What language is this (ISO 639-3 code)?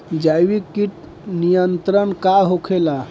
bho